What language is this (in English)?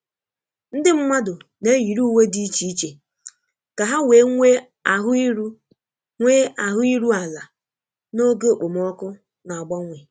Igbo